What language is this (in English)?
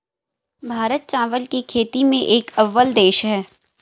Hindi